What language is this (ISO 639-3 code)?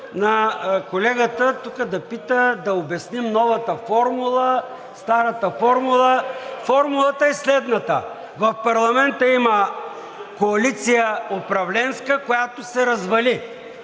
bul